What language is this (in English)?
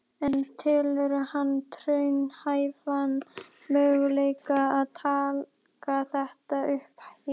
Icelandic